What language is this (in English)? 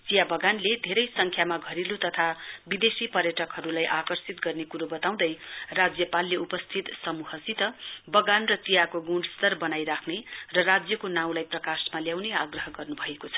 Nepali